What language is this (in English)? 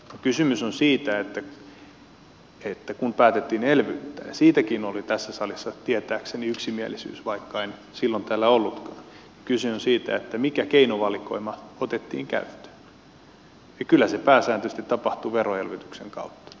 Finnish